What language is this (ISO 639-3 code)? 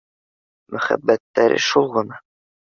bak